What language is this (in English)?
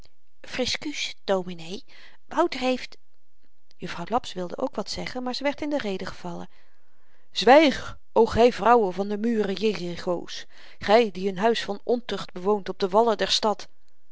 Dutch